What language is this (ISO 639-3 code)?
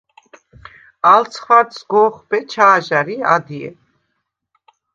sva